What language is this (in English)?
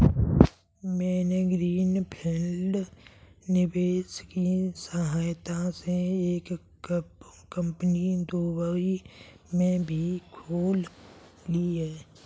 Hindi